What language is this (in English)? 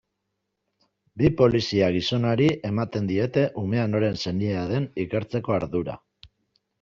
Basque